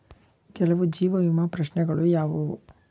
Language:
Kannada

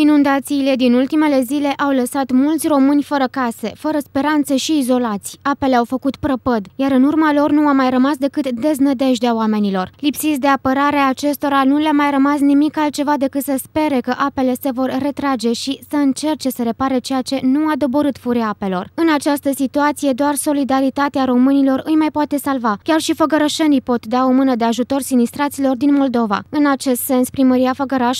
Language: Romanian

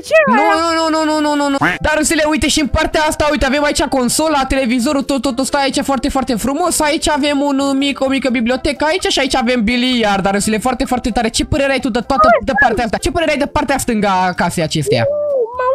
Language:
Romanian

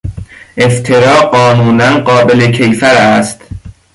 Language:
Persian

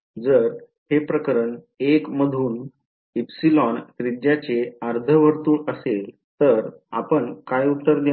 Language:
Marathi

